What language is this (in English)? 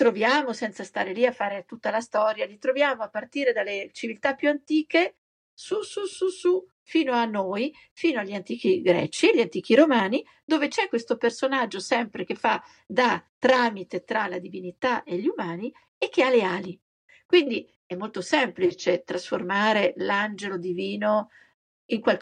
Italian